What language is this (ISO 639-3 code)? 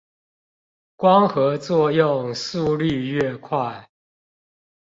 zho